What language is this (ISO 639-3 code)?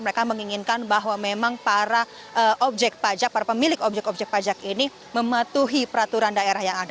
ind